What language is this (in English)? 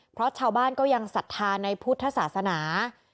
Thai